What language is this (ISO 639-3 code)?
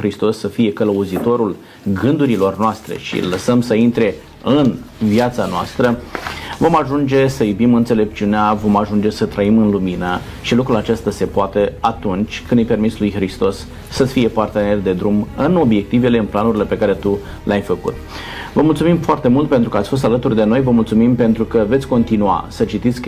ron